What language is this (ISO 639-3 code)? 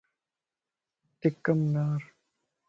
lss